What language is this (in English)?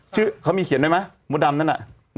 Thai